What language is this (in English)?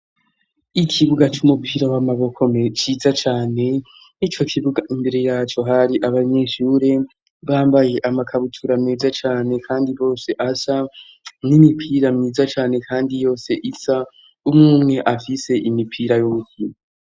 Rundi